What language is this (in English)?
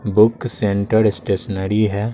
Hindi